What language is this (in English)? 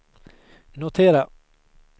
Swedish